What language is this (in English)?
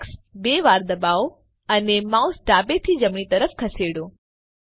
Gujarati